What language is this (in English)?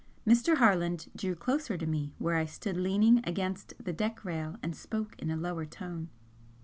English